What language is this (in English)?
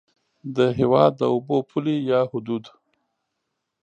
Pashto